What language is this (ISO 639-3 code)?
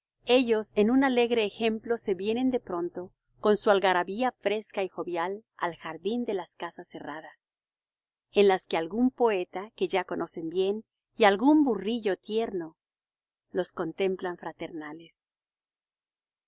spa